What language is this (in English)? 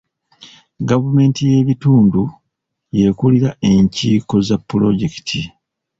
Ganda